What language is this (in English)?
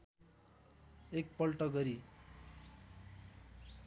Nepali